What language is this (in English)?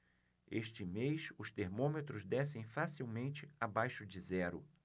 Portuguese